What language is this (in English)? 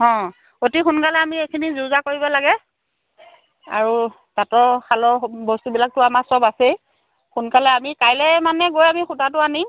Assamese